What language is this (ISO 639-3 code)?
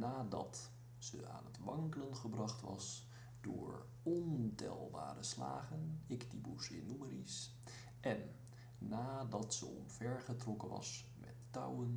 nld